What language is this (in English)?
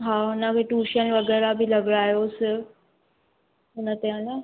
Sindhi